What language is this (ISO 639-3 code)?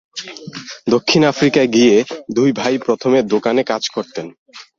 ben